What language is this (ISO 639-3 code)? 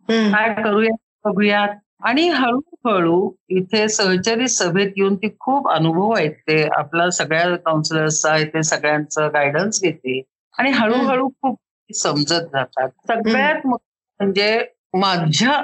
mar